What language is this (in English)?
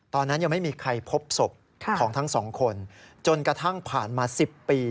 Thai